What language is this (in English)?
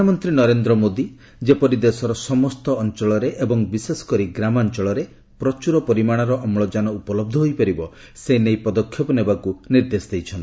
Odia